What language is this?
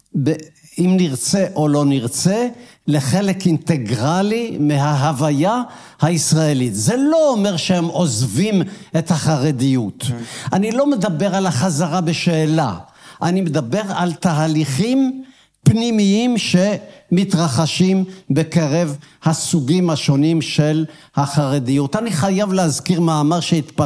Hebrew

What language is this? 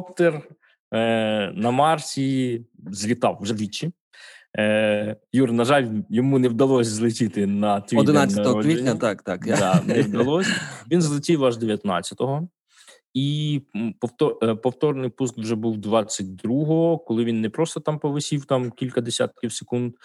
Ukrainian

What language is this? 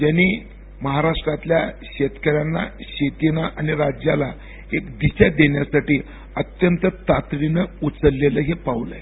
Marathi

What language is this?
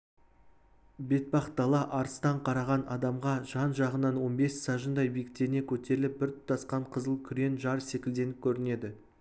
Kazakh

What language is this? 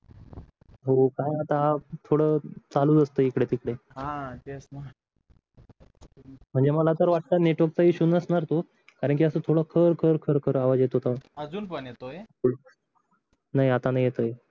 Marathi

